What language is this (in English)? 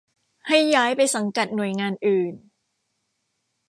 Thai